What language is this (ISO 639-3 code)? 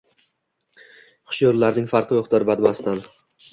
uzb